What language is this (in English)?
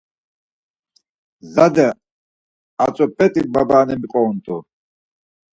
Laz